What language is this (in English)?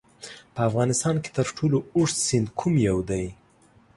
Pashto